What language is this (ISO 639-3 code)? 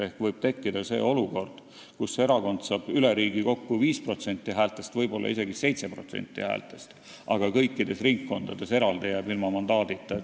est